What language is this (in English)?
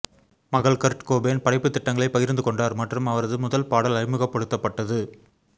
Tamil